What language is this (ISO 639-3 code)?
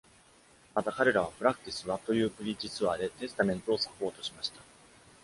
jpn